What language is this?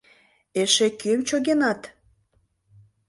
Mari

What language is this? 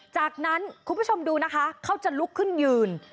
Thai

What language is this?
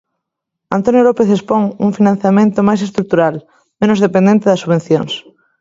Galician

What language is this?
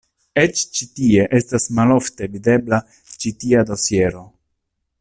Esperanto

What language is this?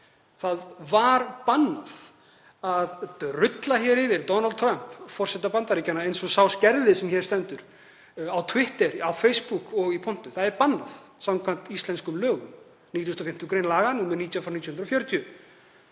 Icelandic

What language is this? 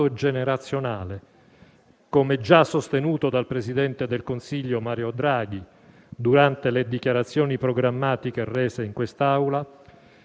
Italian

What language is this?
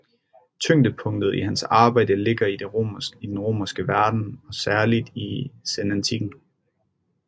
Danish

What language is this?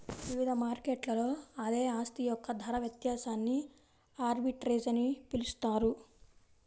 Telugu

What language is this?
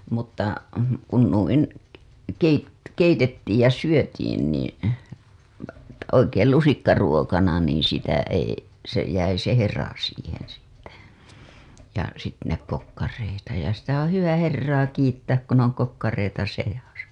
Finnish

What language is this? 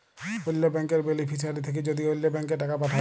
Bangla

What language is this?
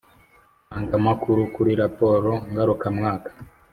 Kinyarwanda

